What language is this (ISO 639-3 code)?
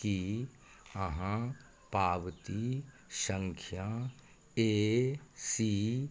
mai